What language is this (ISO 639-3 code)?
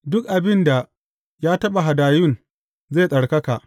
hau